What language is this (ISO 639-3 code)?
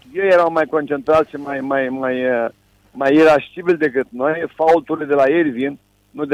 ron